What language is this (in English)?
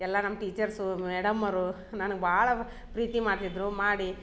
Kannada